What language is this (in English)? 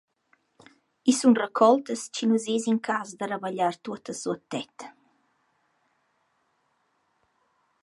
Romansh